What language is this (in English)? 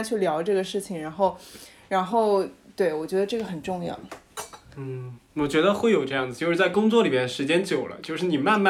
Chinese